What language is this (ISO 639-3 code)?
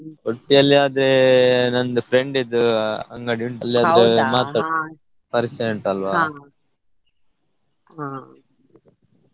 kan